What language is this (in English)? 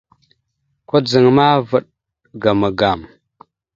Mada (Cameroon)